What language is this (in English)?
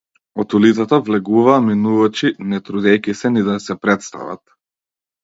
Macedonian